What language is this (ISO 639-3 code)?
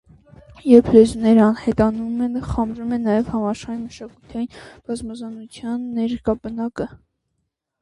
hye